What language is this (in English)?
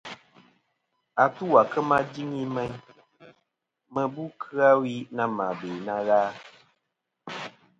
Kom